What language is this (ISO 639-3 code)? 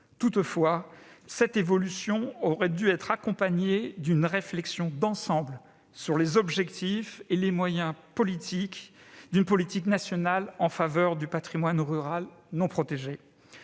fra